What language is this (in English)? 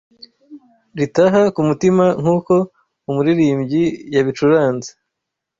Kinyarwanda